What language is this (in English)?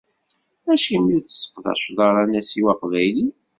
Kabyle